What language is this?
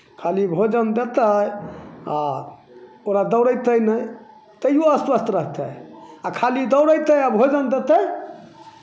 Maithili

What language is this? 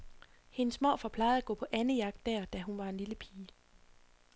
Danish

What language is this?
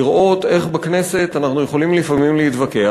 Hebrew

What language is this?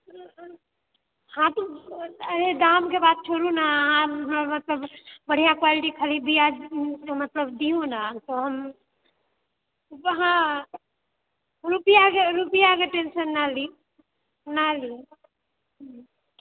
Maithili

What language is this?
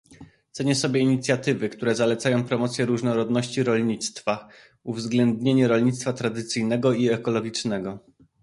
Polish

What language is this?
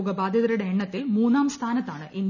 Malayalam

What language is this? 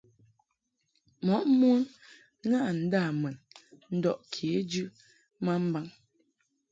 Mungaka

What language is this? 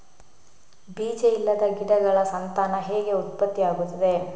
Kannada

